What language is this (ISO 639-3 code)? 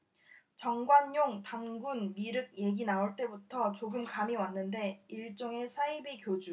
kor